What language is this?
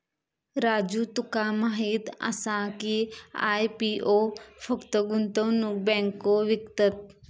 Marathi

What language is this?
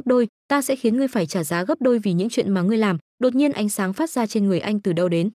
Vietnamese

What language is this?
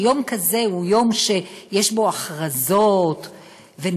Hebrew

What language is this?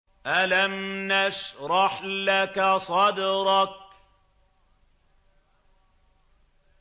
Arabic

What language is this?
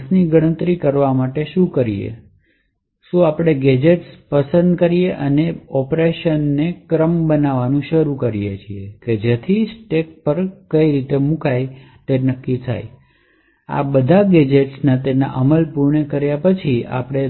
Gujarati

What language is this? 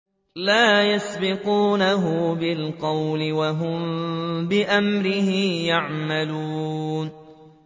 Arabic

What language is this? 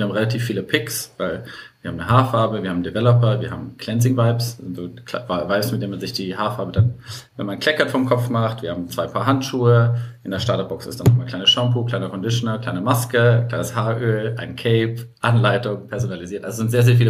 German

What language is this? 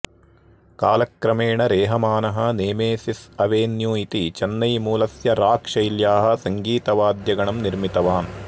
Sanskrit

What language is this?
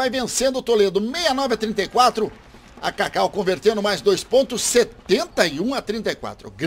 Portuguese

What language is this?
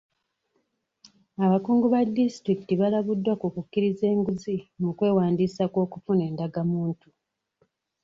Ganda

